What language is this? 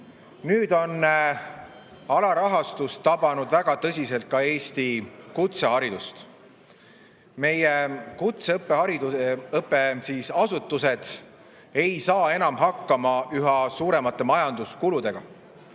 Estonian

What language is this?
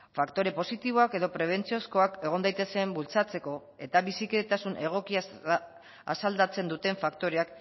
Basque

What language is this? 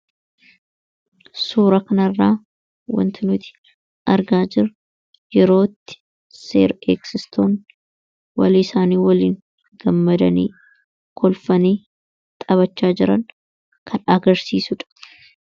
Oromo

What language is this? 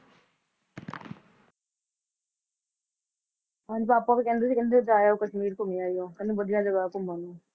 Punjabi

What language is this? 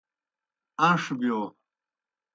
Kohistani Shina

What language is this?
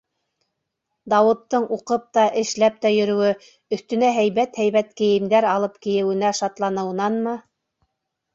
Bashkir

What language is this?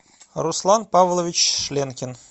Russian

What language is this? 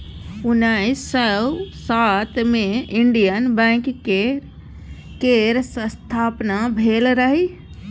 Maithili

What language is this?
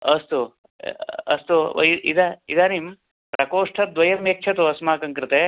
Sanskrit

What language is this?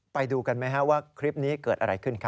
Thai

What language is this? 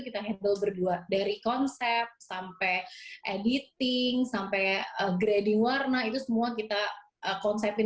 Indonesian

